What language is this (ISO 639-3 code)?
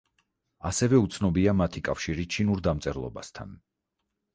kat